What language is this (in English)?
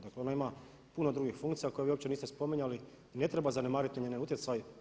Croatian